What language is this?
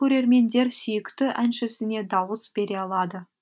Kazakh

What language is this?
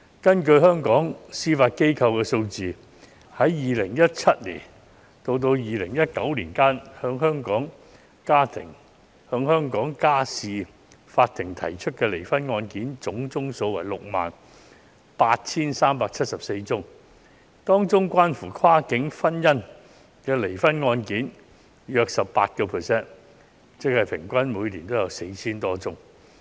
Cantonese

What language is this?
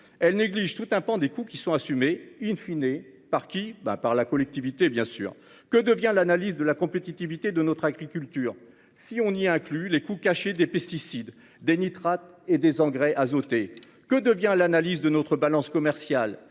French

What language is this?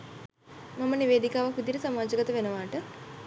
Sinhala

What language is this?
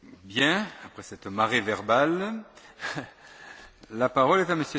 French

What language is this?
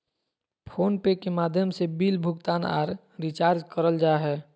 Magahi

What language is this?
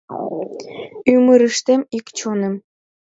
Mari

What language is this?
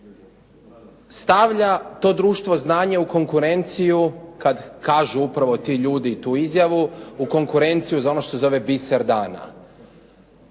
Croatian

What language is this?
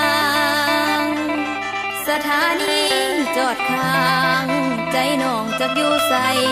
Thai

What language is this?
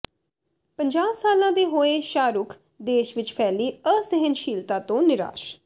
Punjabi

